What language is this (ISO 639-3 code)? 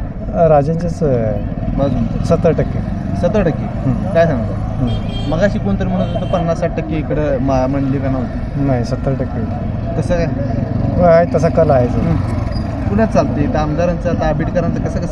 mar